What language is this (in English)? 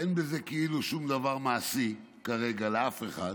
Hebrew